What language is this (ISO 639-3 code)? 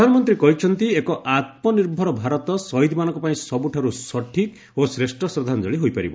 ori